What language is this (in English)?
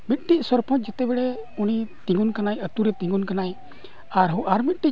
Santali